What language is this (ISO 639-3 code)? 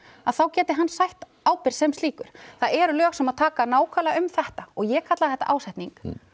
isl